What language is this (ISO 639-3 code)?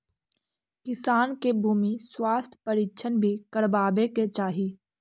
mag